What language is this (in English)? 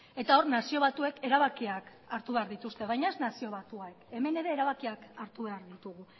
Basque